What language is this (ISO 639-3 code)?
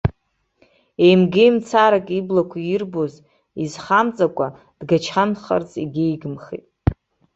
abk